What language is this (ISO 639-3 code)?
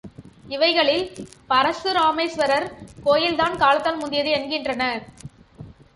tam